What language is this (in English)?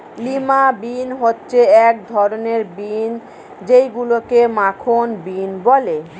Bangla